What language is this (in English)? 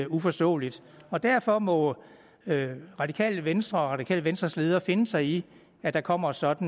Danish